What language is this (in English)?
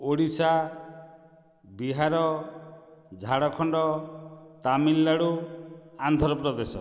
Odia